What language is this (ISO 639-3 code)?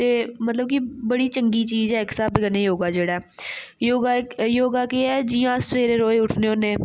doi